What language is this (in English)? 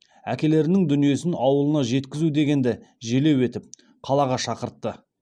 Kazakh